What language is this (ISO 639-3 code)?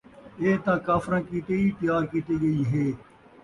skr